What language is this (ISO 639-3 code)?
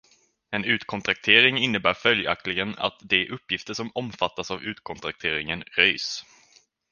swe